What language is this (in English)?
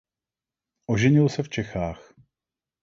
Czech